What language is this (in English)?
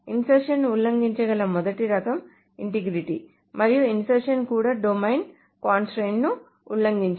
Telugu